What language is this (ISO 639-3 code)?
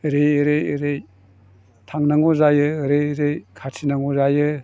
brx